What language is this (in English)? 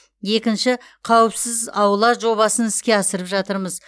Kazakh